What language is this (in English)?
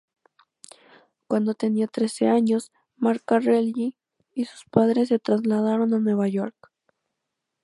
Spanish